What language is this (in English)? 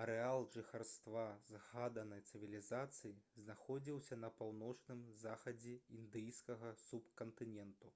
Belarusian